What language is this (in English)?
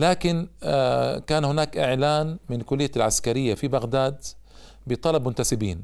Arabic